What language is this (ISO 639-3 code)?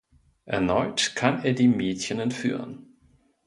deu